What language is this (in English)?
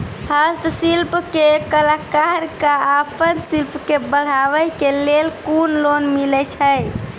Maithili